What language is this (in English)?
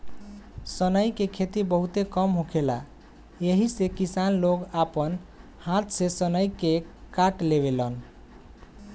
Bhojpuri